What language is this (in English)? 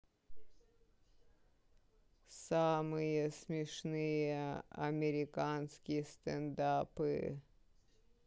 Russian